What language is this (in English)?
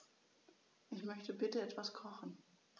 German